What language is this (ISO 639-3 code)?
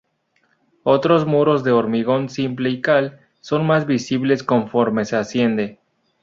spa